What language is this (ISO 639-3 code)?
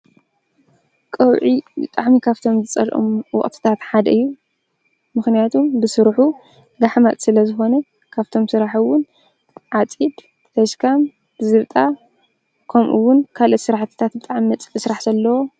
tir